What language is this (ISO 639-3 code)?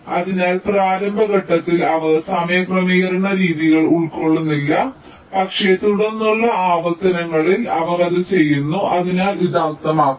mal